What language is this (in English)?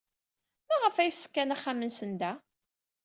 Kabyle